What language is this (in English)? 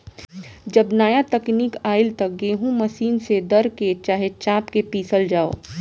Bhojpuri